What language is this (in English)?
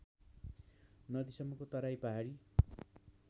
Nepali